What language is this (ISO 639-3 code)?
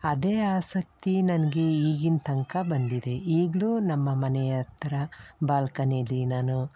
kan